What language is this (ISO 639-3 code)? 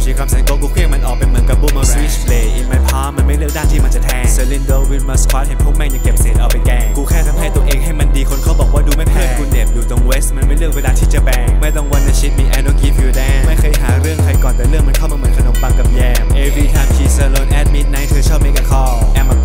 tha